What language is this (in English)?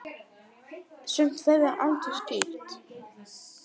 Icelandic